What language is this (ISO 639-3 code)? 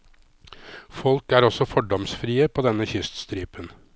nor